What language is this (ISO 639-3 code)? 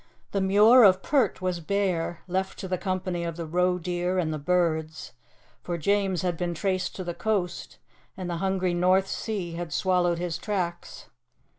eng